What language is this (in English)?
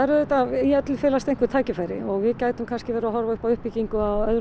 Icelandic